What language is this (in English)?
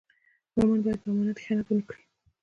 Pashto